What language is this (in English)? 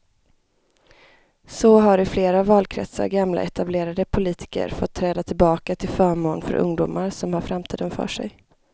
Swedish